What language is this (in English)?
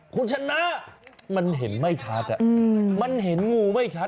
Thai